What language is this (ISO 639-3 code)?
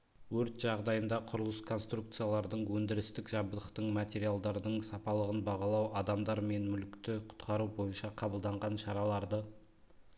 kaz